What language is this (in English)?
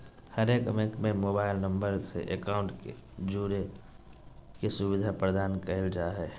Magahi